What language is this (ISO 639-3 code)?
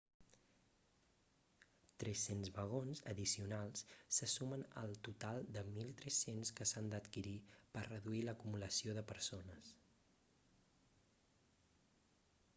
cat